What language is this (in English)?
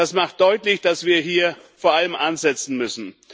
German